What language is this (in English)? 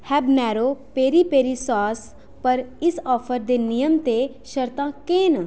Dogri